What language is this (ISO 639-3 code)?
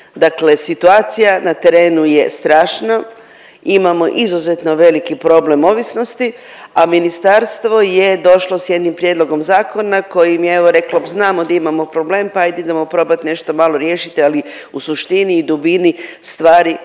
hrv